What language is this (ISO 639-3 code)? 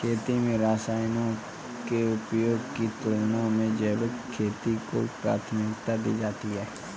hin